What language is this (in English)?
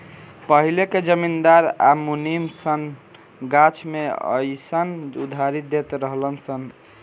Bhojpuri